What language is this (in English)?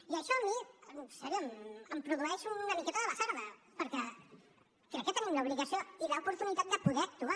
Catalan